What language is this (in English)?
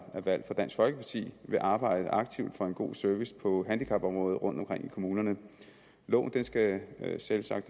Danish